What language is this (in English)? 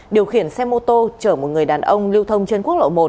Vietnamese